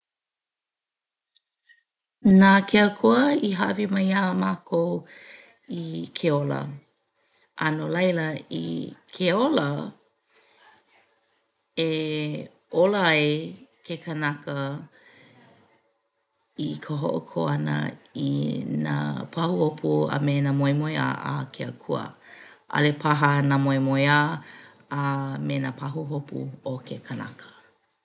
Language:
Hawaiian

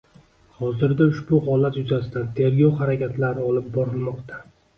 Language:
Uzbek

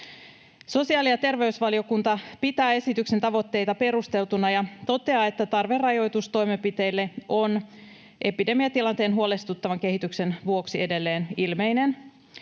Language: Finnish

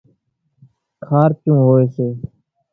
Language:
Kachi Koli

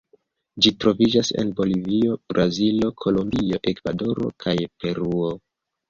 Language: Esperanto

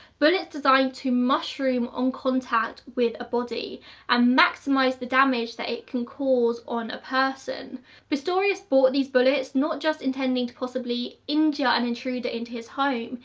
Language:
English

